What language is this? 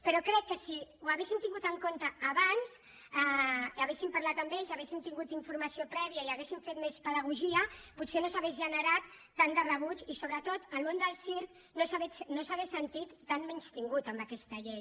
Catalan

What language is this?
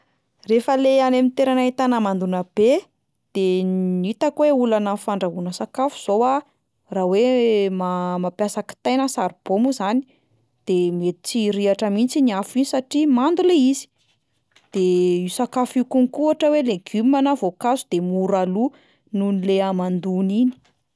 Malagasy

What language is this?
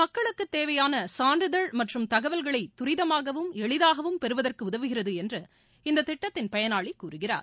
Tamil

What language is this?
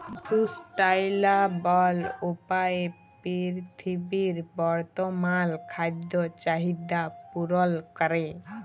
Bangla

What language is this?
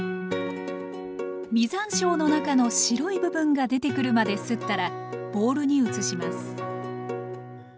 Japanese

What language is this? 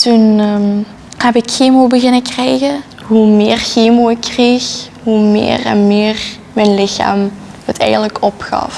Dutch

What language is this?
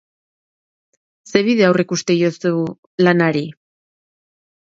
Basque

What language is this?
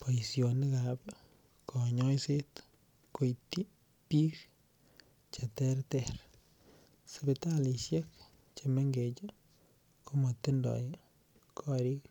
Kalenjin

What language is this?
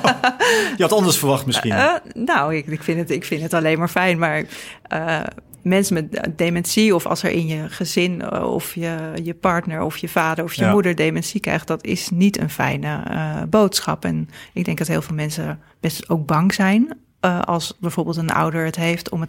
Dutch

